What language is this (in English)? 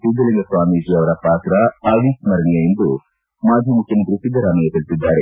Kannada